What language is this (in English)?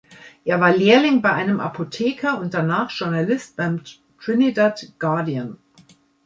German